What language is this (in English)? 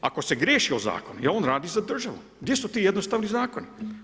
Croatian